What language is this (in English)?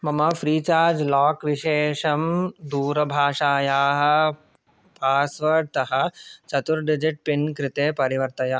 Sanskrit